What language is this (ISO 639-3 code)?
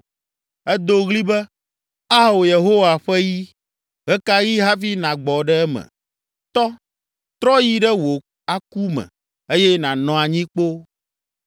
ewe